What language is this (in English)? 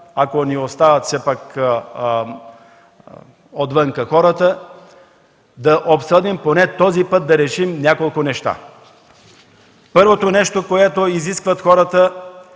Bulgarian